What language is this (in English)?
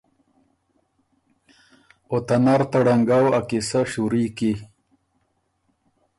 Ormuri